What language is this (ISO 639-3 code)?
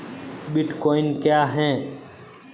hin